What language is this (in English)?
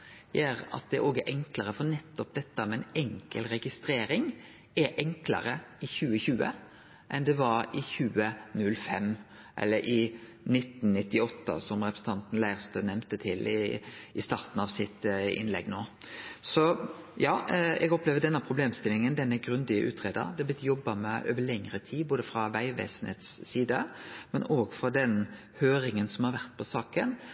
Norwegian Nynorsk